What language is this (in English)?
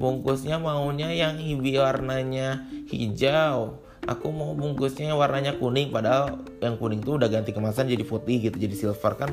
Indonesian